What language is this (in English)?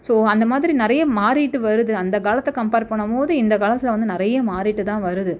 Tamil